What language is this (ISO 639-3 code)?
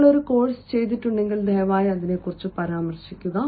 mal